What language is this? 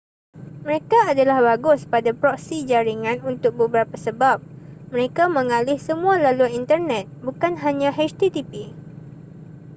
Malay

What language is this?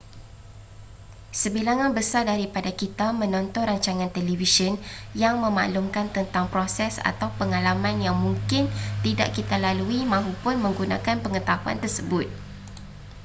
Malay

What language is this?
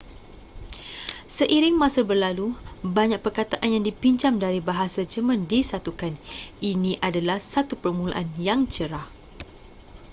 Malay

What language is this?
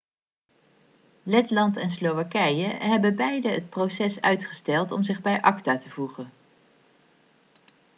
Dutch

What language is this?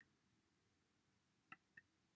Welsh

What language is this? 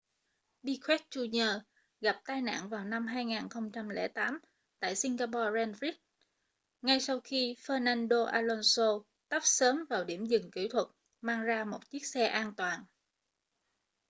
Vietnamese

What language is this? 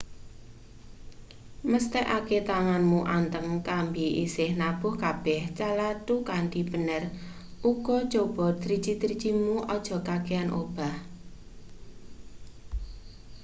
Javanese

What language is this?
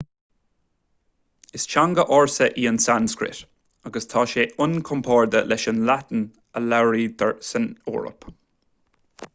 Irish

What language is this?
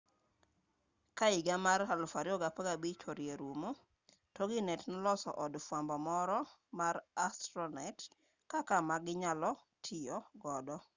Luo (Kenya and Tanzania)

